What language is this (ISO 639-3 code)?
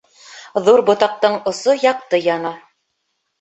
bak